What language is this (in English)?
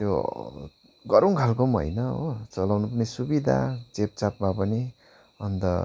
Nepali